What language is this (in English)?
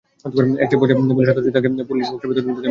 Bangla